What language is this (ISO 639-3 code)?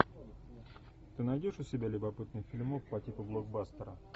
rus